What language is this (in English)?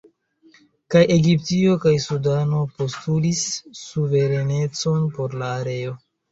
Esperanto